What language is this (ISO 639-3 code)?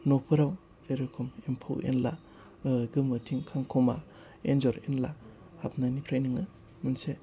brx